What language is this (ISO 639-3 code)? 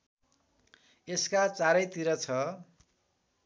nep